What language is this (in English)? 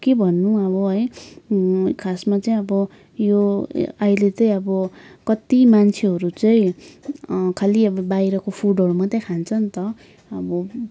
Nepali